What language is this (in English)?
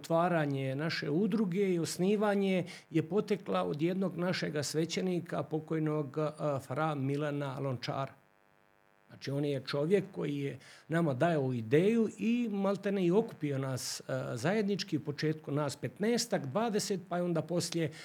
Croatian